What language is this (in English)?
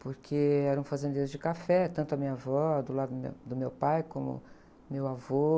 Portuguese